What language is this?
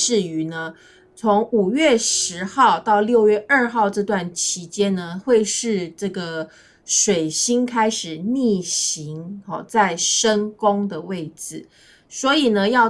Chinese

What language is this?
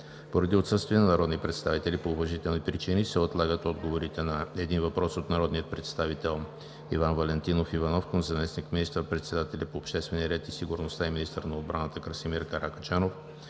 Bulgarian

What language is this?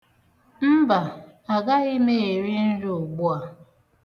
Igbo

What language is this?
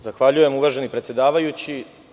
Serbian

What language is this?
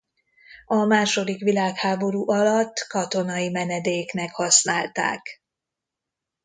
Hungarian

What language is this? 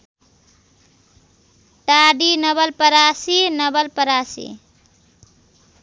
Nepali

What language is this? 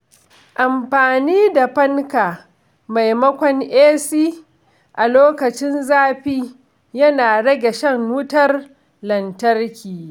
Hausa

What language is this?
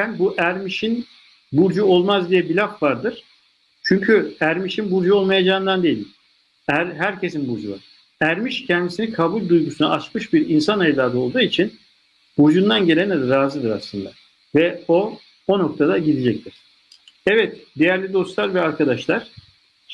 Turkish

